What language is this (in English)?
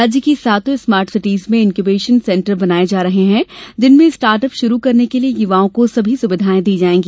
Hindi